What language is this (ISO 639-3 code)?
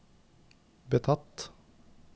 nor